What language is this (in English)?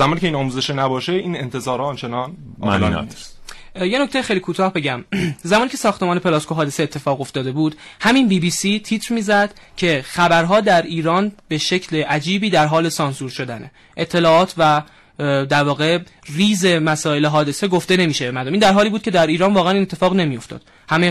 Persian